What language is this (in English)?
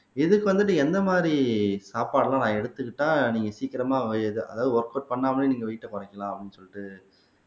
Tamil